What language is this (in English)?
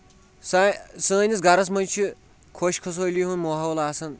Kashmiri